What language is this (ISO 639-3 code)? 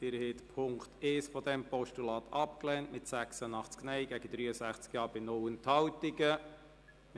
gsw